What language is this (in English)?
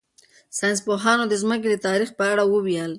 Pashto